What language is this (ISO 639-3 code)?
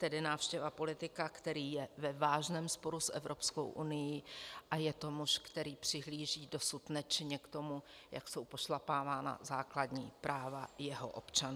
ces